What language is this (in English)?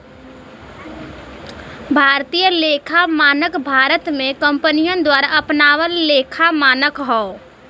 Bhojpuri